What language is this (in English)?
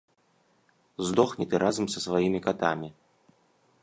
Belarusian